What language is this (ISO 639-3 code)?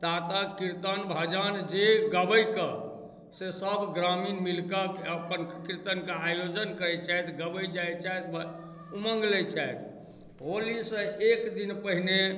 mai